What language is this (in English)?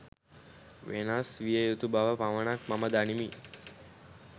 Sinhala